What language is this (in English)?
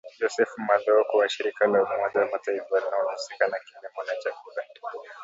Swahili